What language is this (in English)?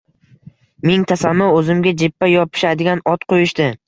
Uzbek